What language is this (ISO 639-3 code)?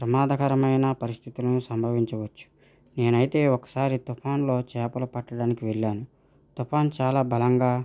tel